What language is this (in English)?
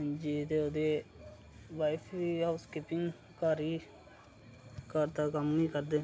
Dogri